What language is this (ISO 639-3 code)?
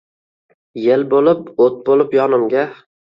uzb